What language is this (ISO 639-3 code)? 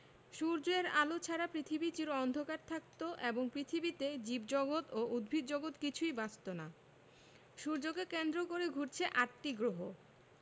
ben